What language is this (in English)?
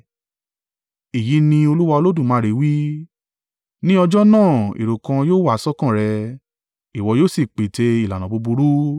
Yoruba